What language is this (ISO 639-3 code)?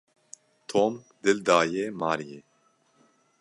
kur